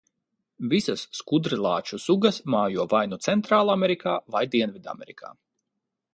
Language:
Latvian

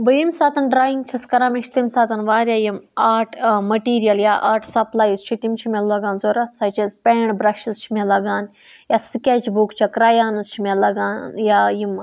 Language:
Kashmiri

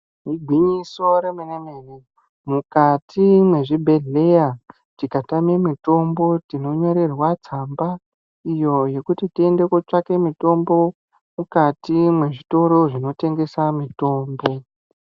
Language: Ndau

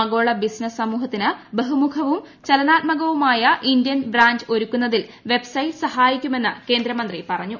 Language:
Malayalam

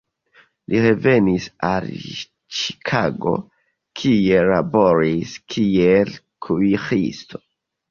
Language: Esperanto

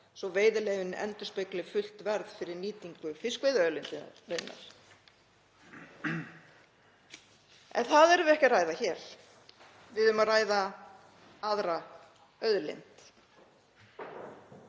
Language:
Icelandic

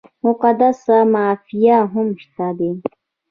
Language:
Pashto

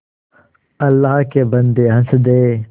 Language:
Hindi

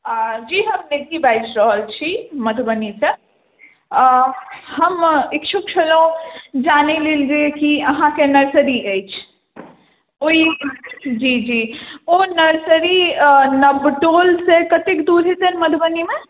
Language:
Maithili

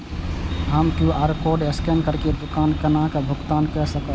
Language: Maithili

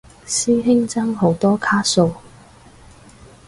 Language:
Cantonese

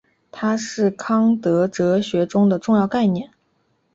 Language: Chinese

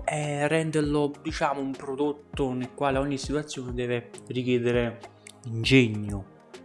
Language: Italian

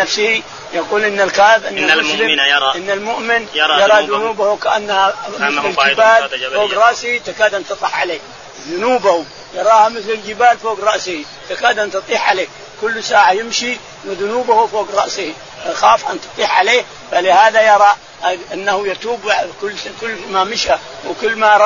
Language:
Arabic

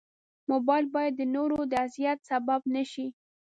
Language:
Pashto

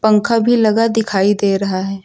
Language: Hindi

